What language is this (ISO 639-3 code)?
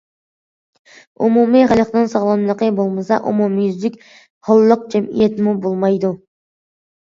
uig